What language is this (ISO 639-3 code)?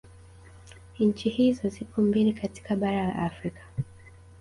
swa